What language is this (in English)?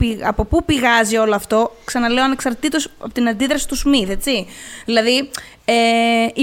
Greek